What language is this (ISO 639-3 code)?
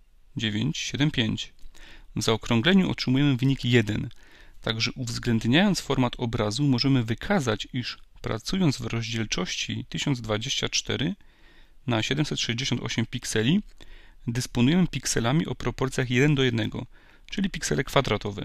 pol